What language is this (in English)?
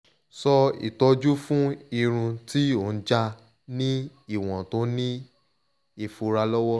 Yoruba